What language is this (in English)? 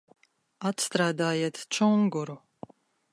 Latvian